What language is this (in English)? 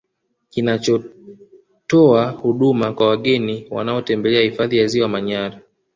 Swahili